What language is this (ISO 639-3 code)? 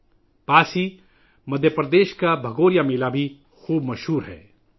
urd